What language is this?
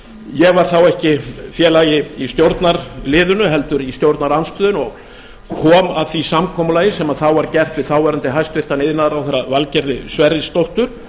Icelandic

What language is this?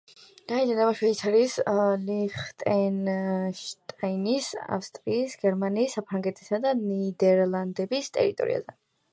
Georgian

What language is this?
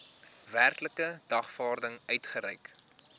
Afrikaans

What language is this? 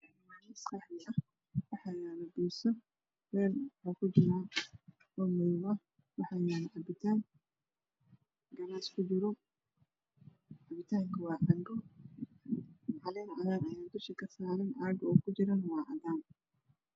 Somali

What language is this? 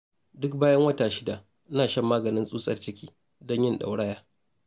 Hausa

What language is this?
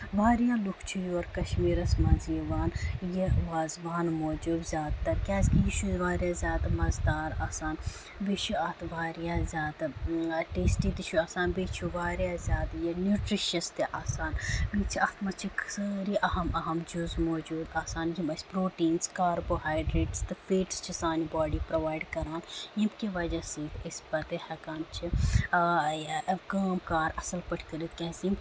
Kashmiri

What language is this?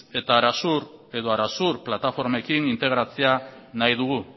Basque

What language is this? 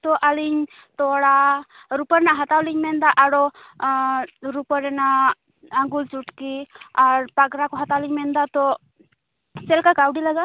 Santali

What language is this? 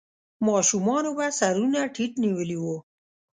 Pashto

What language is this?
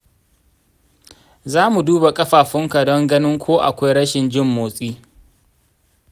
Hausa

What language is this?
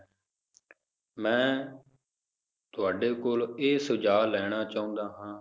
Punjabi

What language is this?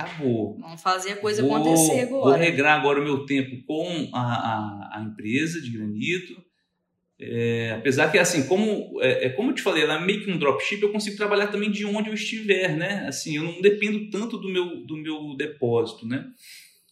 Portuguese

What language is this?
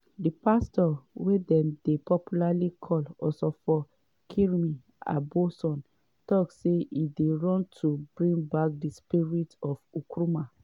Nigerian Pidgin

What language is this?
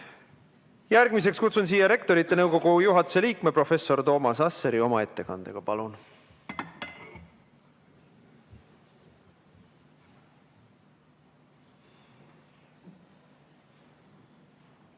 Estonian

